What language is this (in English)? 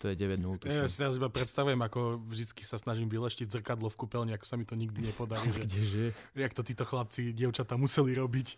Slovak